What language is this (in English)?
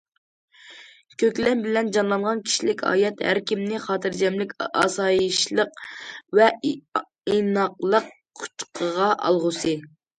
Uyghur